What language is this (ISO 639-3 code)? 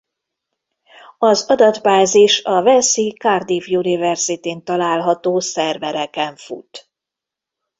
hun